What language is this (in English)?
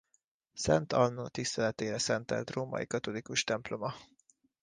Hungarian